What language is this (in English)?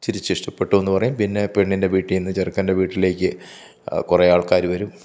Malayalam